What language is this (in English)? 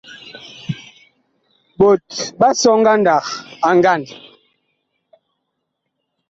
Bakoko